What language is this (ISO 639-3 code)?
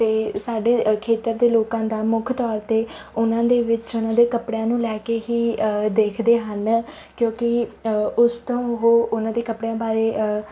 pan